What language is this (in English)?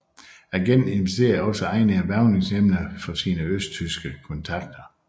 Danish